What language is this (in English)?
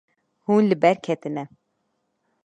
Kurdish